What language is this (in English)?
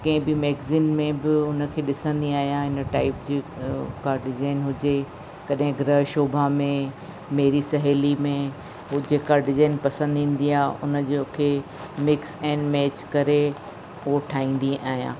Sindhi